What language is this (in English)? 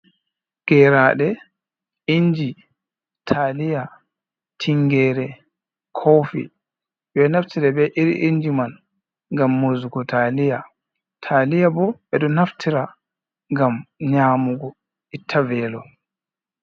Fula